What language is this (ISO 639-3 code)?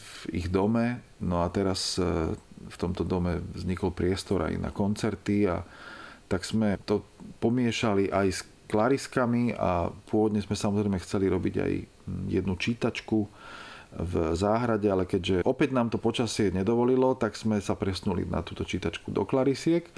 slk